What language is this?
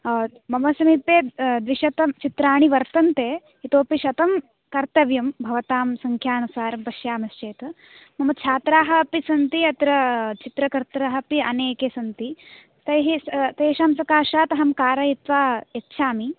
Sanskrit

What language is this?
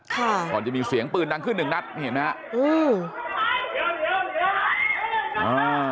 Thai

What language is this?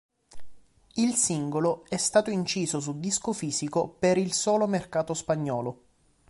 Italian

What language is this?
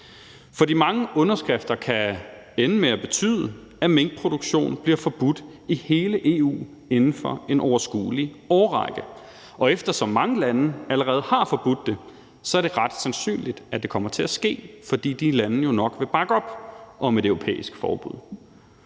Danish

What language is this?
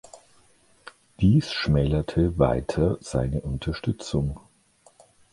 German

